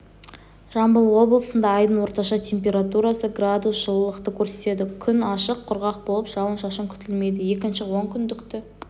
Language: Kazakh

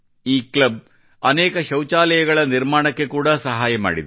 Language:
Kannada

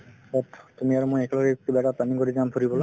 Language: Assamese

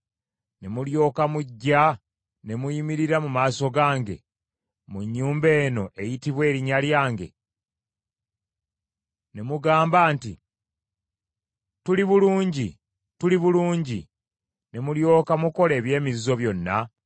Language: Ganda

